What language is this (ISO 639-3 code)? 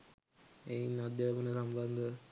sin